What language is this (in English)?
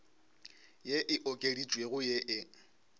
Northern Sotho